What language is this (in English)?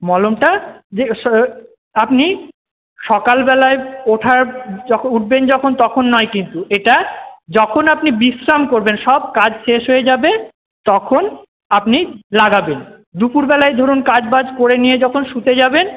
Bangla